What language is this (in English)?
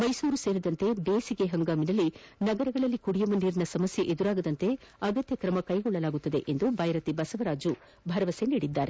Kannada